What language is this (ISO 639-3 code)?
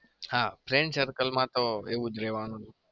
guj